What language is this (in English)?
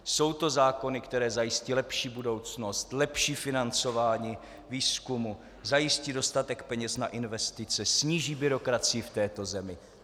Czech